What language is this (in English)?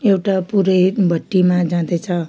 Nepali